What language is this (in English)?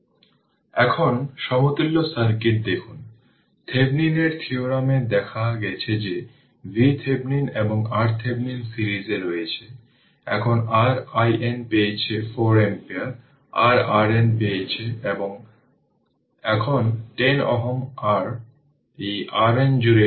Bangla